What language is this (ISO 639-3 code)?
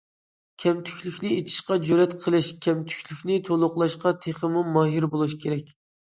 uig